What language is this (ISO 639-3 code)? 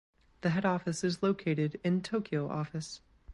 eng